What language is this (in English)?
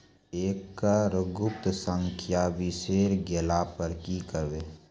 Maithili